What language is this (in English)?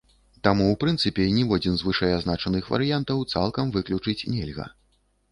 Belarusian